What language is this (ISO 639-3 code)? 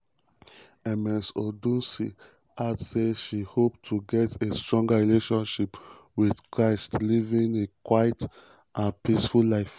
pcm